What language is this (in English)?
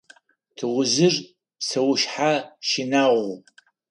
Adyghe